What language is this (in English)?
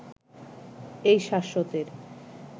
Bangla